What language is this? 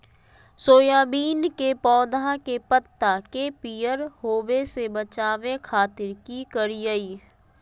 Magahi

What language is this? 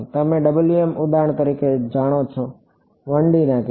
Gujarati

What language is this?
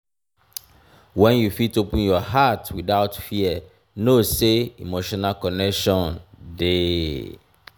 Nigerian Pidgin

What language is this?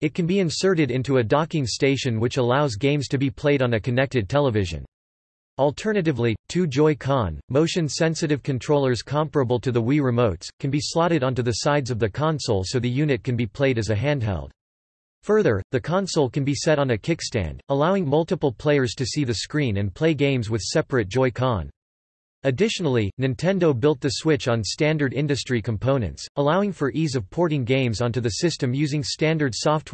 English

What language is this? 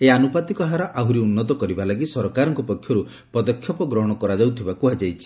Odia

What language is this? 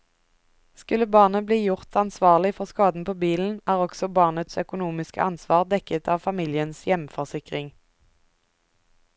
Norwegian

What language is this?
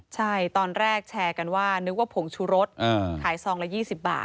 Thai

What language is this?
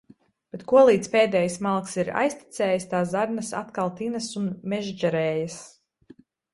Latvian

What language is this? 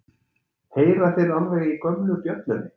Icelandic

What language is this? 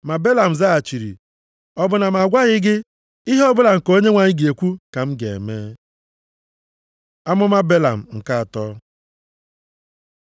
Igbo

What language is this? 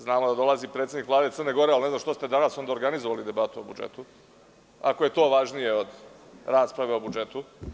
Serbian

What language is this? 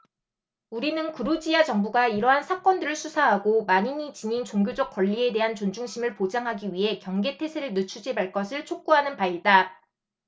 Korean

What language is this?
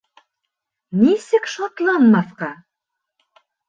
Bashkir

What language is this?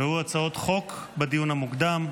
Hebrew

